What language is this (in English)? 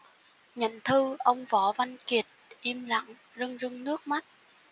Vietnamese